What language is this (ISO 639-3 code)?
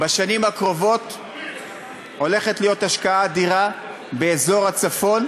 heb